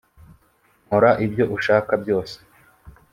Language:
Kinyarwanda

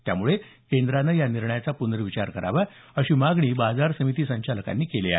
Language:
Marathi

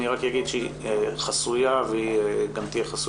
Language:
Hebrew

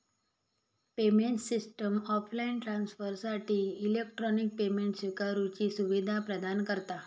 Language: Marathi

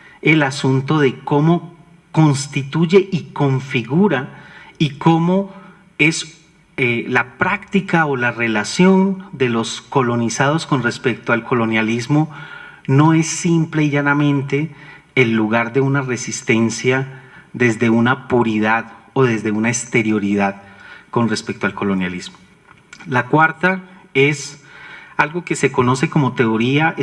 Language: Spanish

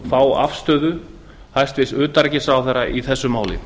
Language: Icelandic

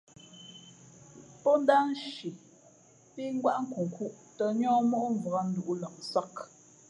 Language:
Fe'fe'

